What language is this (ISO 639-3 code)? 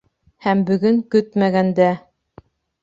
bak